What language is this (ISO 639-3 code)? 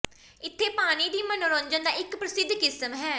pan